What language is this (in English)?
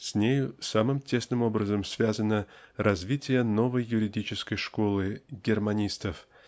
Russian